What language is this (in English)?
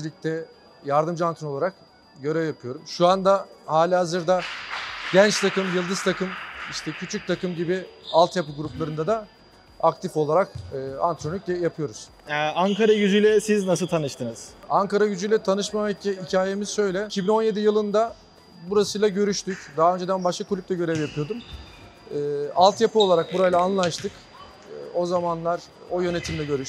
Turkish